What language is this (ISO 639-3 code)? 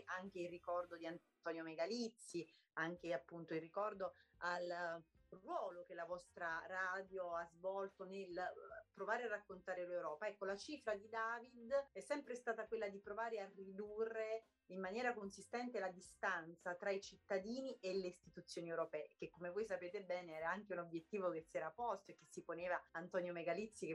ita